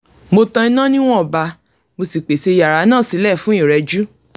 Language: Yoruba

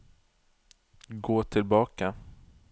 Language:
Norwegian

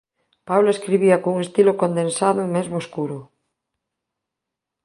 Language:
Galician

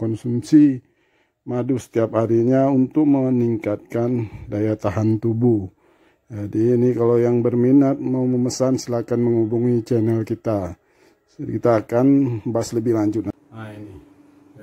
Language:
Indonesian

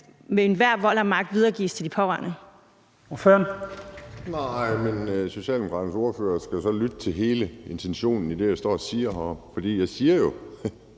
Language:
Danish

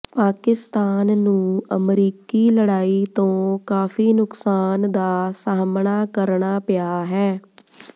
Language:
Punjabi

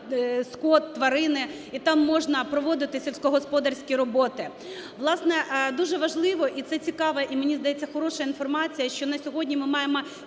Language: Ukrainian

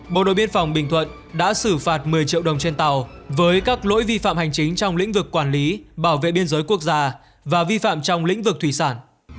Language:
Vietnamese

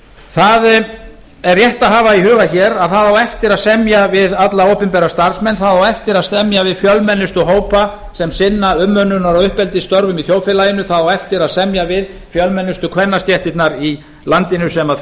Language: Icelandic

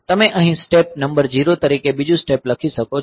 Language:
Gujarati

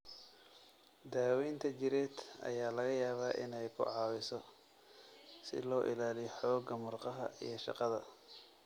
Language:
Somali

